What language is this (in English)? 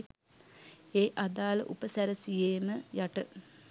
Sinhala